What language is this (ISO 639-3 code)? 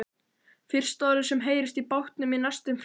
isl